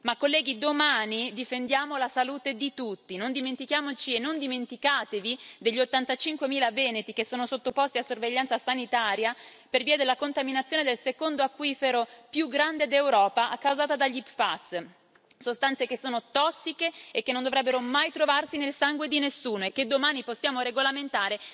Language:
Italian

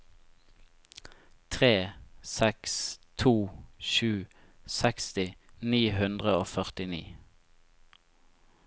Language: Norwegian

